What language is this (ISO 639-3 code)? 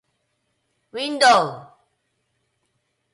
jpn